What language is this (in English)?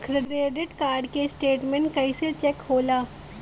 Bhojpuri